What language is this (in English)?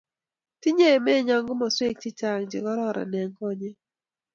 Kalenjin